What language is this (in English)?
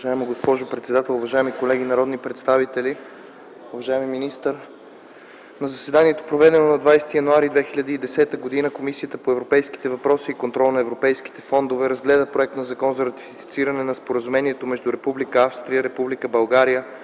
Bulgarian